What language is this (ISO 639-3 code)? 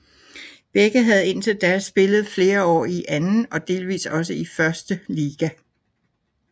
dan